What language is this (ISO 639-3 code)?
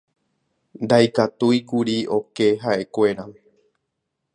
grn